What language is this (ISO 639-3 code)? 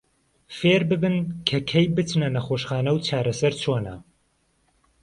ckb